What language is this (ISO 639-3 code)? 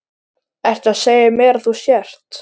isl